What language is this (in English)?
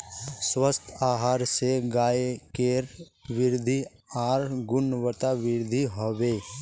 Magahi